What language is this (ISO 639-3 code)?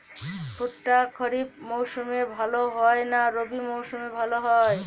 ben